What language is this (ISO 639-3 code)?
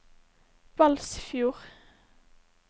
nor